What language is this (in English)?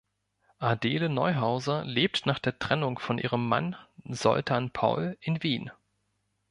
German